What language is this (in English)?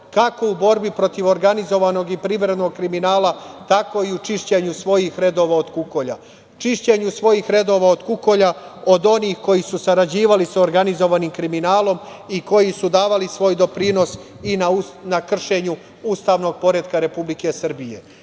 Serbian